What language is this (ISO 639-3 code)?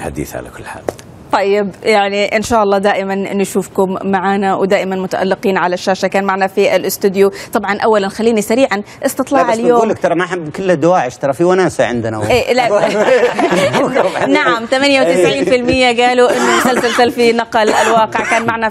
ara